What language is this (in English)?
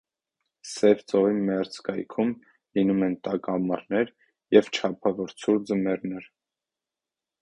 Armenian